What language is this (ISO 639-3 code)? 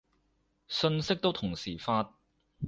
yue